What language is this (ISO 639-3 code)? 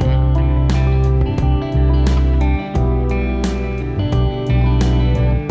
vie